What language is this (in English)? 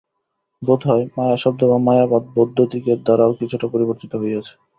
Bangla